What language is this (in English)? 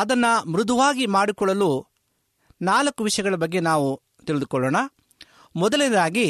Kannada